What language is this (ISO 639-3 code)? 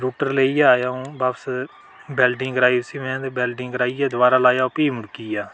doi